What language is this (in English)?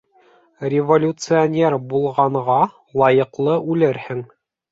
Bashkir